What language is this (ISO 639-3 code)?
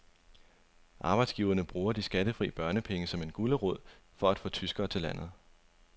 dan